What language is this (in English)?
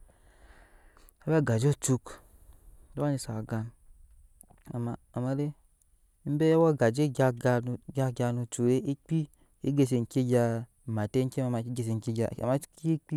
Nyankpa